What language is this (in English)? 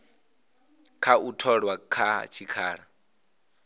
Venda